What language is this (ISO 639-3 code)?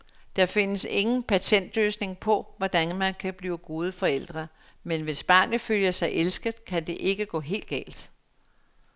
dan